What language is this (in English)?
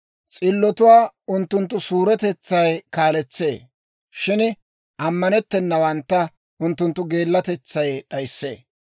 Dawro